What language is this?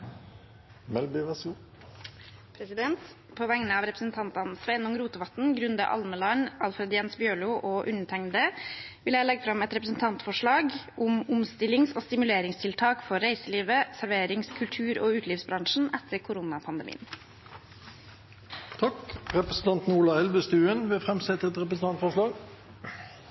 Norwegian Nynorsk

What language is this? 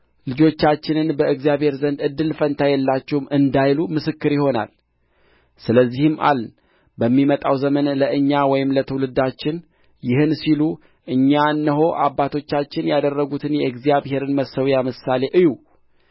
Amharic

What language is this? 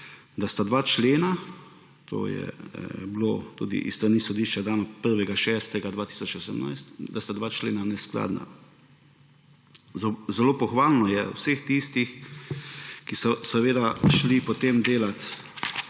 Slovenian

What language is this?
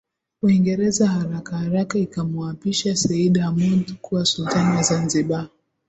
Swahili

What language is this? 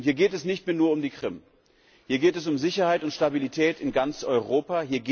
German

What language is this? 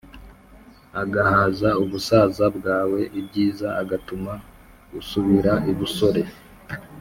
Kinyarwanda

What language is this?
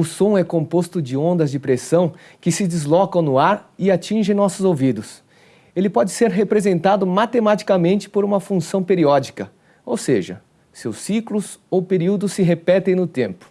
Portuguese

